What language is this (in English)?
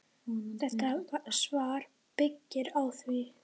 Icelandic